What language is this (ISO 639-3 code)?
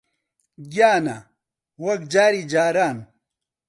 ckb